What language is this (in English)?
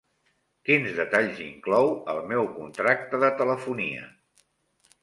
Catalan